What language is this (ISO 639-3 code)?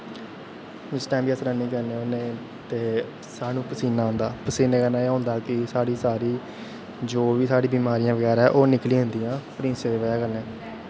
doi